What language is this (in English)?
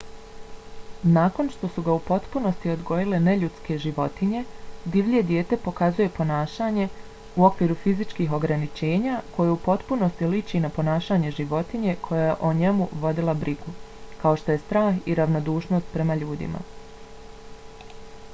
Bosnian